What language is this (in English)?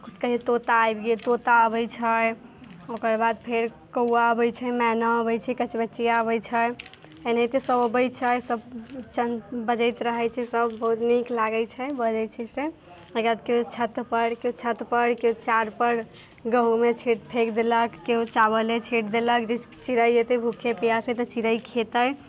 Maithili